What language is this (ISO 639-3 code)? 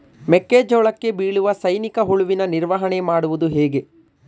kan